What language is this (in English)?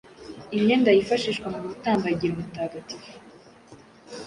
Kinyarwanda